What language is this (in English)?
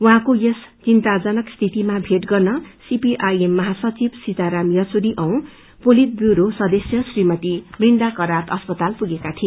Nepali